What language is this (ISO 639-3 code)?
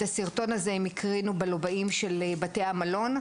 heb